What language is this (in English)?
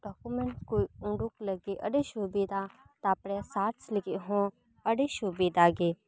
Santali